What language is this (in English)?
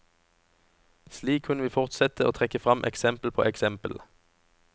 Norwegian